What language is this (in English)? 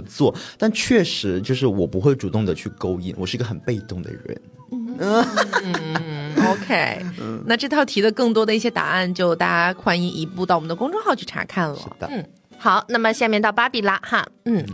Chinese